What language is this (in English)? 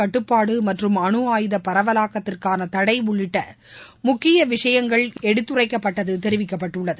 Tamil